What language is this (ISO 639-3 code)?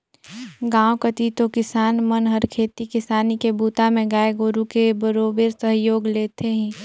hne